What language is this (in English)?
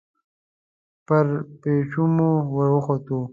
Pashto